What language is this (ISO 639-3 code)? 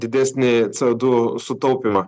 lit